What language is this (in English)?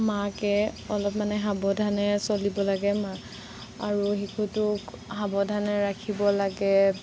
Assamese